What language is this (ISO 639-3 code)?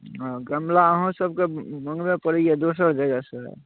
mai